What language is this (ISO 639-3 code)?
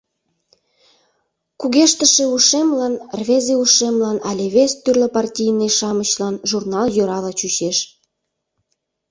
chm